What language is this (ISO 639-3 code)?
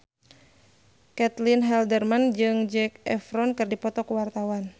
sun